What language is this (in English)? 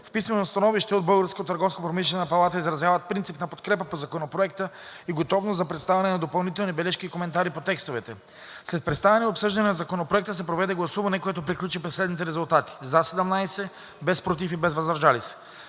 Bulgarian